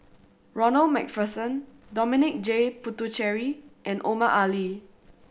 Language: English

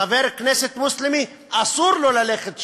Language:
Hebrew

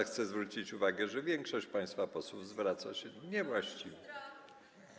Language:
Polish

